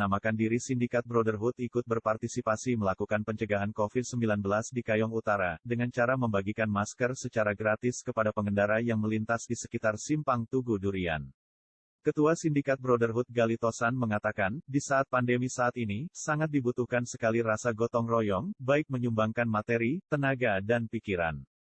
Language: Indonesian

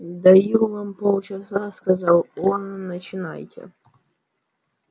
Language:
Russian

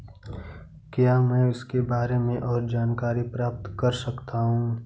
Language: Hindi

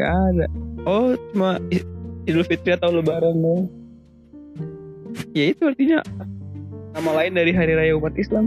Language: Indonesian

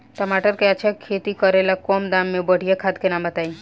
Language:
Bhojpuri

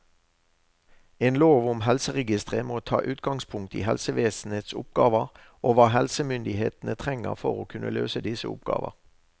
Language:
Norwegian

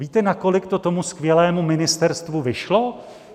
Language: Czech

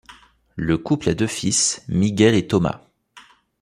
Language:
French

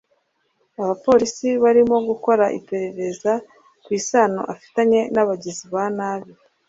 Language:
Kinyarwanda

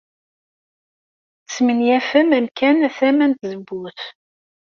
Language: Kabyle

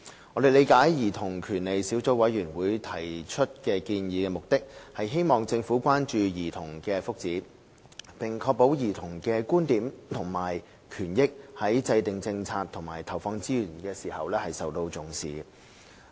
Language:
Cantonese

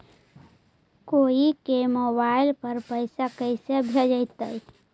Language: Magahi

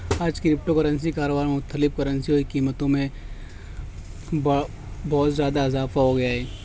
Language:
Urdu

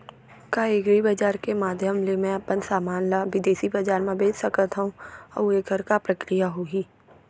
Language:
Chhattisgarhi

